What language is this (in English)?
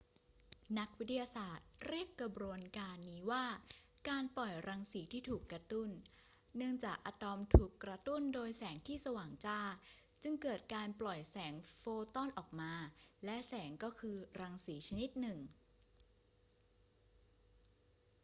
Thai